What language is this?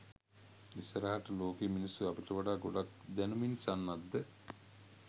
Sinhala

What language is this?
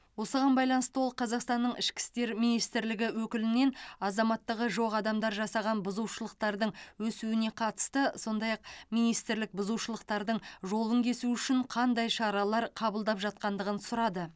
Kazakh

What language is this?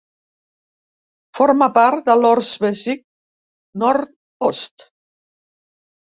Catalan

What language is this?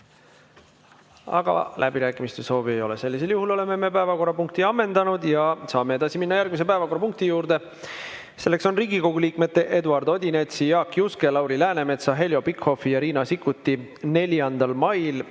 Estonian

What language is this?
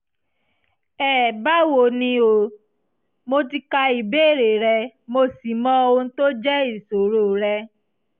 Yoruba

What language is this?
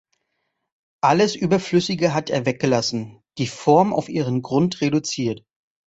German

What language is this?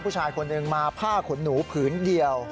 Thai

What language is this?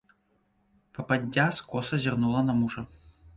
Belarusian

